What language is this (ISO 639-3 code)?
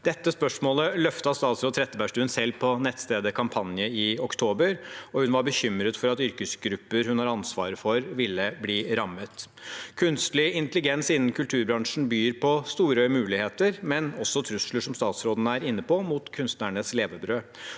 nor